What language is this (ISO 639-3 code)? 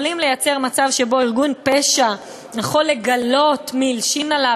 heb